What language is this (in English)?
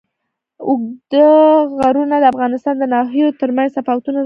Pashto